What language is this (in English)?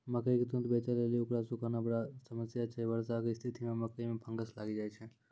Maithili